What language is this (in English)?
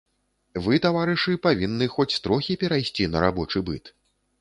Belarusian